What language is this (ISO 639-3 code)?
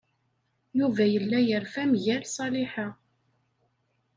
kab